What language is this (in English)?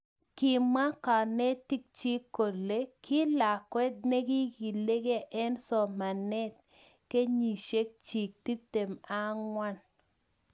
Kalenjin